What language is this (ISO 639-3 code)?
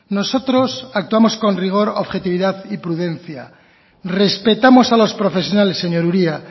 spa